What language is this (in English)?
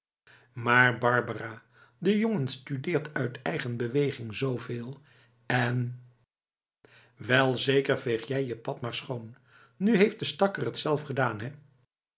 Dutch